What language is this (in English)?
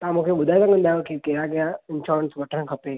Sindhi